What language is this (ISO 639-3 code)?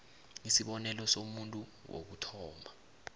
nbl